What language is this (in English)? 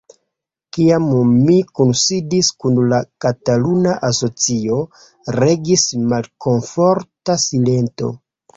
Esperanto